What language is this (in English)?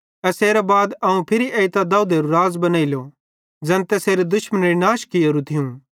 Bhadrawahi